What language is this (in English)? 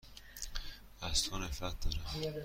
Persian